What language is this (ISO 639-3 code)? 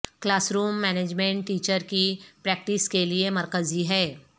urd